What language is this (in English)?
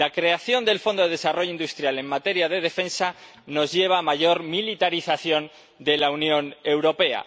Spanish